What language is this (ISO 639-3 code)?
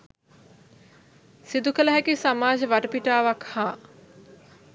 sin